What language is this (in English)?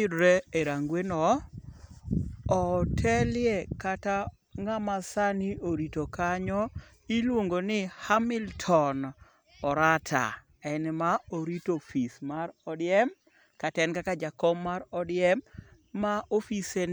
Luo (Kenya and Tanzania)